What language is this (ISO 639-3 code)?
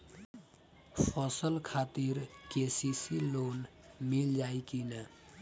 bho